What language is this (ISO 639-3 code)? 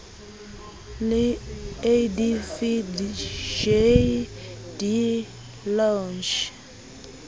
sot